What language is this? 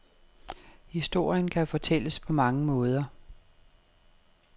Danish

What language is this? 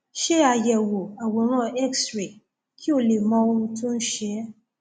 Yoruba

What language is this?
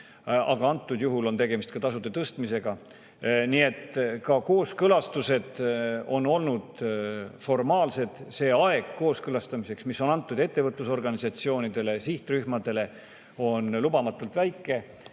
Estonian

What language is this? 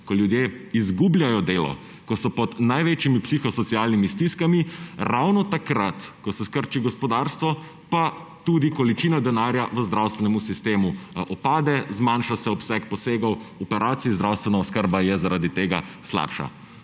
Slovenian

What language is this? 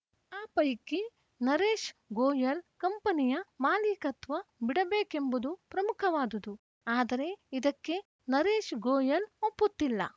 Kannada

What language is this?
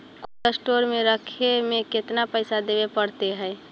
Magahi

